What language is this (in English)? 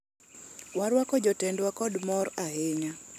Luo (Kenya and Tanzania)